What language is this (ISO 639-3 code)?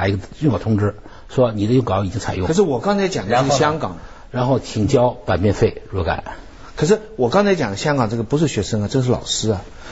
zho